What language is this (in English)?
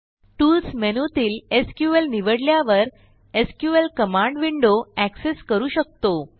Marathi